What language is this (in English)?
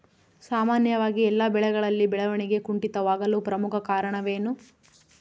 Kannada